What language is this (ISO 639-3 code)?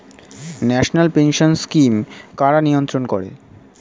ben